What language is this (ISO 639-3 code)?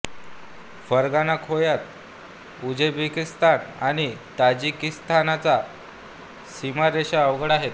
mar